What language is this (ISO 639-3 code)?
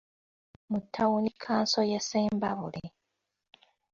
lug